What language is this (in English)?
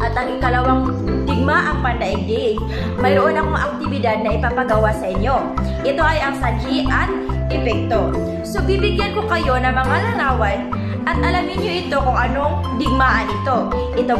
Filipino